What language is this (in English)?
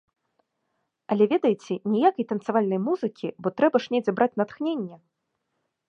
Belarusian